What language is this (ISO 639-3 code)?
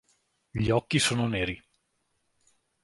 ita